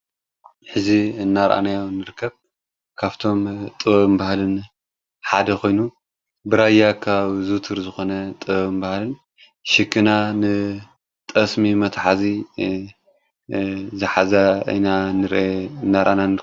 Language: Tigrinya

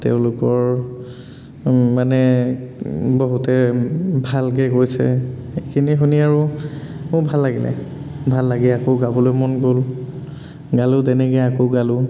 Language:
Assamese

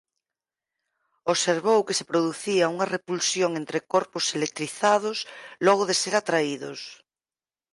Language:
Galician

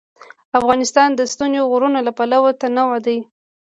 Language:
Pashto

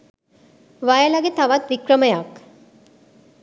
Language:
Sinhala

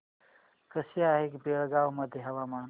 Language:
Marathi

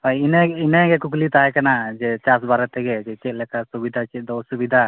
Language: Santali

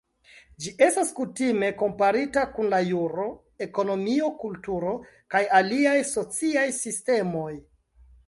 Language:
Esperanto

